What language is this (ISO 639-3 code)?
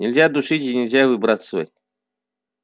rus